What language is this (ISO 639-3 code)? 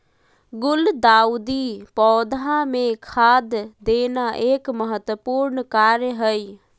mag